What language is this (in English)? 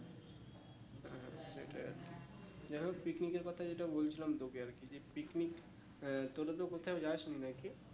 Bangla